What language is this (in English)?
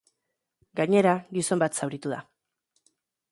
Basque